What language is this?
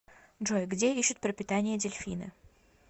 Russian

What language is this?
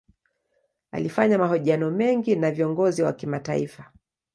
Swahili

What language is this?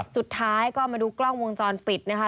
Thai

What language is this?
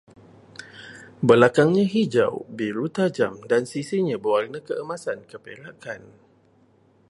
Malay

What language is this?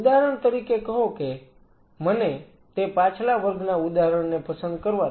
Gujarati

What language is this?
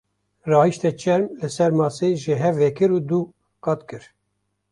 Kurdish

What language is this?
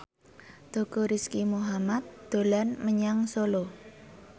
Javanese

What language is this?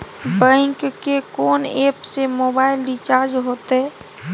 Maithili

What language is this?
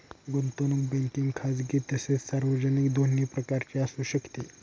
Marathi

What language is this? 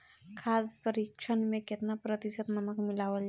Bhojpuri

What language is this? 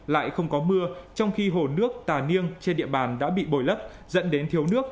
Vietnamese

